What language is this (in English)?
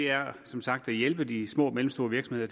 Danish